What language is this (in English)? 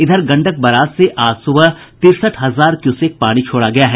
Hindi